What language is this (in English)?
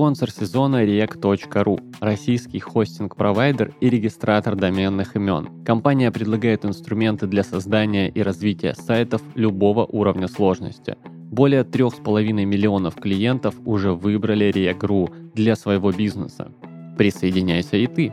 Russian